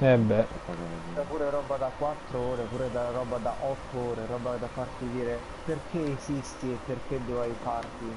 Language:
Italian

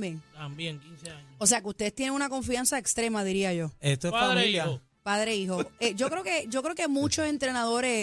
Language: Spanish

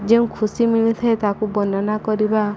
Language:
Odia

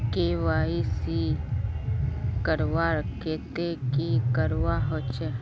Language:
Magahi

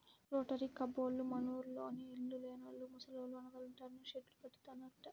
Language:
Telugu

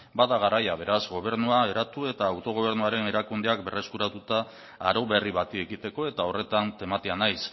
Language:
Basque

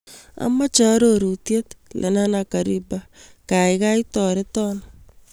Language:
Kalenjin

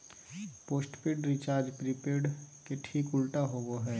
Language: Magahi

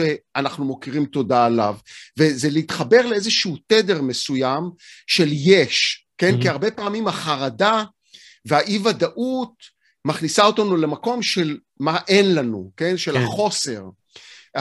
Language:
Hebrew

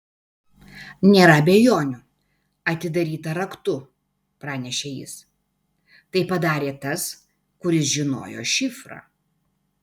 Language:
Lithuanian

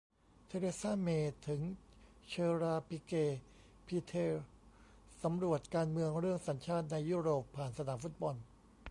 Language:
Thai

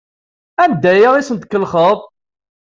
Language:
Kabyle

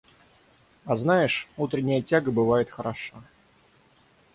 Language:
Russian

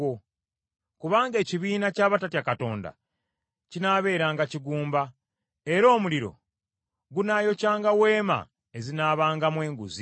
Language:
Ganda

